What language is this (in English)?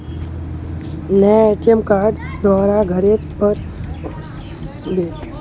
Magahi